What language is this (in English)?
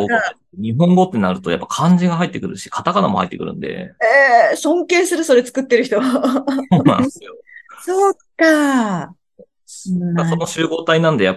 Japanese